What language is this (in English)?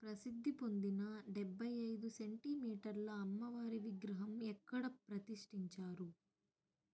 Telugu